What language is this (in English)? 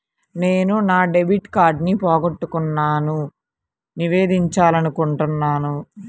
Telugu